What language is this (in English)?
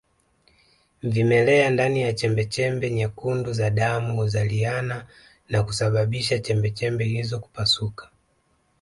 Swahili